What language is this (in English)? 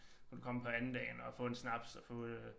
Danish